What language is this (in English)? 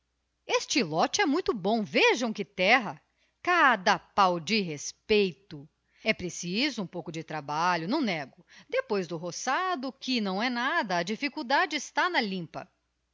Portuguese